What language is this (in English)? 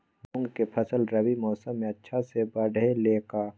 Magahi